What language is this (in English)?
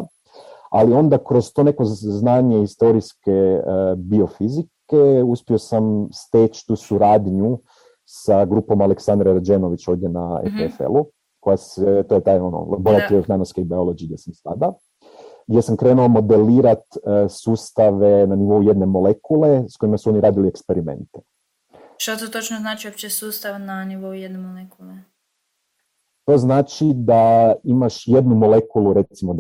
Croatian